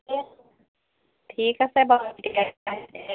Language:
Assamese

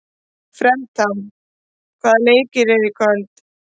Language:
Icelandic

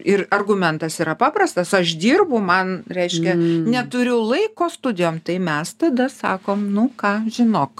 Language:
Lithuanian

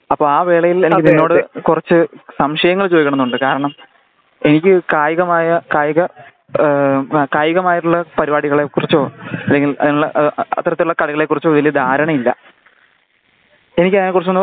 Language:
Malayalam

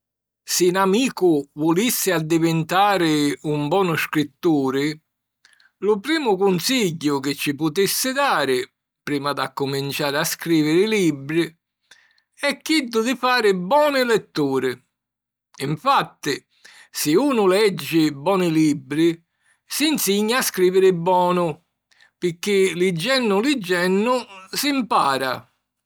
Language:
Sicilian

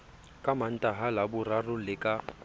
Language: Southern Sotho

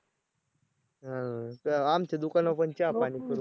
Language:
Marathi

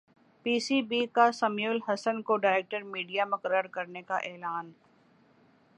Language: Urdu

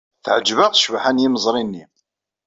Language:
Kabyle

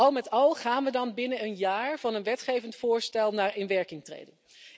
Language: Dutch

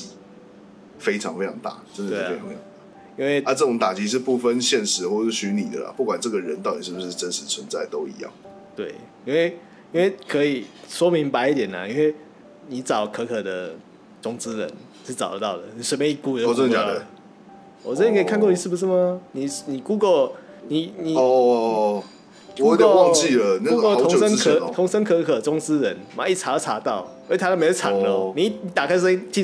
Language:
Chinese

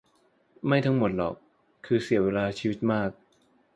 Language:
Thai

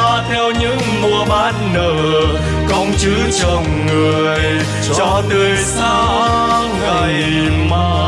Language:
Vietnamese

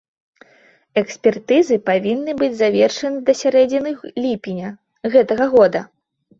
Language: Belarusian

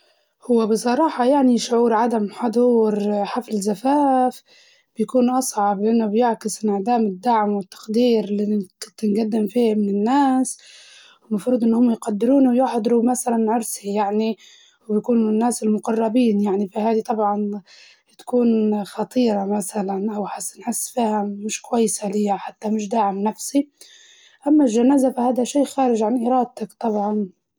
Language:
Libyan Arabic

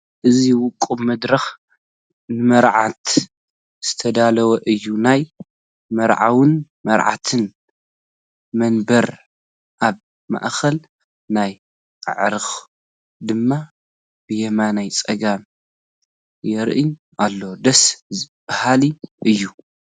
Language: Tigrinya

